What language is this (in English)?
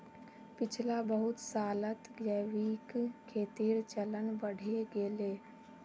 Magahi